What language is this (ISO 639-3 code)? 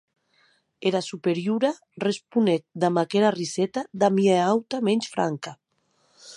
oci